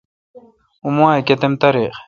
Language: Kalkoti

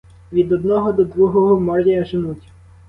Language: Ukrainian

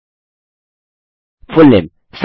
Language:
Hindi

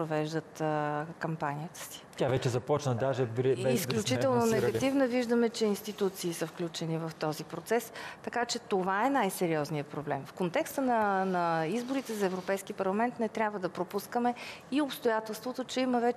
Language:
Bulgarian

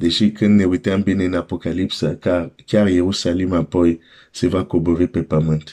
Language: Romanian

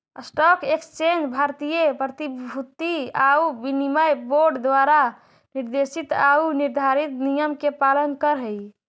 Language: Magahi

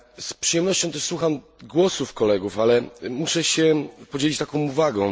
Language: Polish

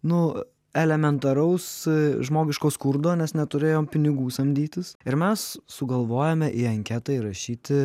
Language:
Lithuanian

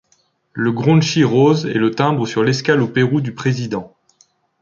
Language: French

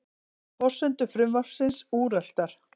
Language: Icelandic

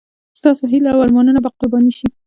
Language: Pashto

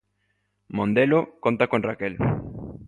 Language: Galician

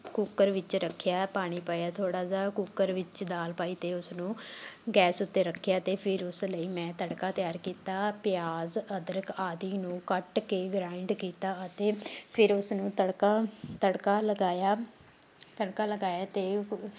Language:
Punjabi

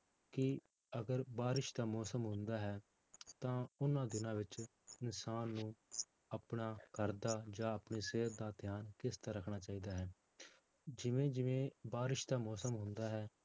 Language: Punjabi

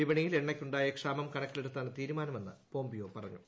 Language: Malayalam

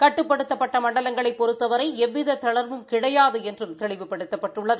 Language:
Tamil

